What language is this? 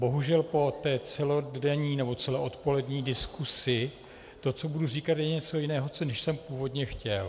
Czech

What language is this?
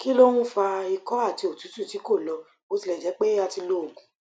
Yoruba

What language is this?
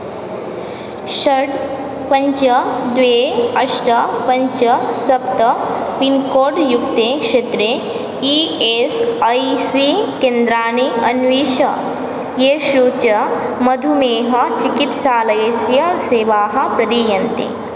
Sanskrit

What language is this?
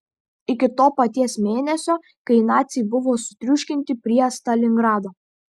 Lithuanian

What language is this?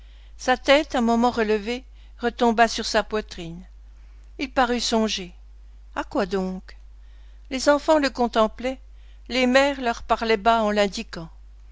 French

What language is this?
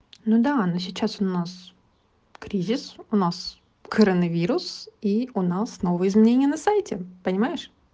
Russian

